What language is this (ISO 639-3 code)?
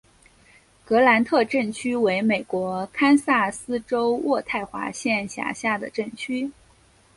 zho